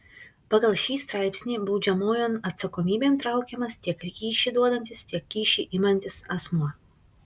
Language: Lithuanian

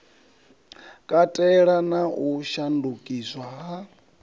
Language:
Venda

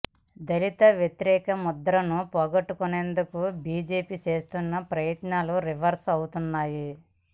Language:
Telugu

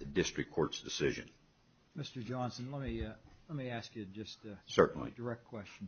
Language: English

